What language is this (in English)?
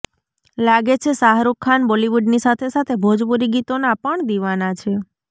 Gujarati